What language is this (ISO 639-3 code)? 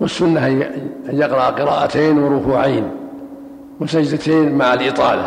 ara